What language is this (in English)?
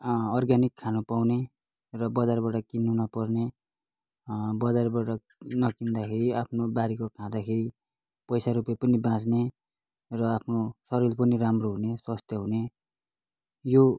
Nepali